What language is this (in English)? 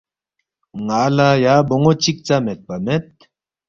Balti